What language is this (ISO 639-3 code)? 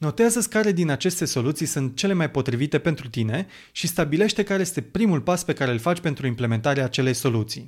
ron